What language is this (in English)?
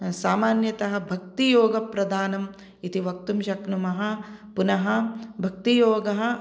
Sanskrit